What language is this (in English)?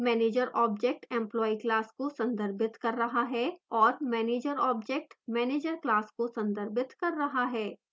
Hindi